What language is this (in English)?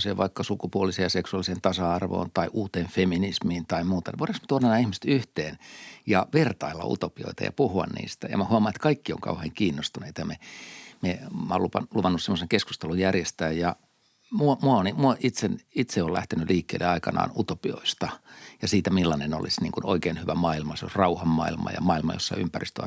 Finnish